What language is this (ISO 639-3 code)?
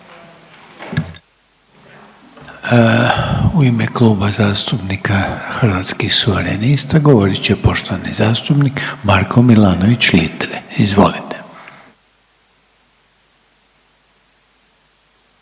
hrv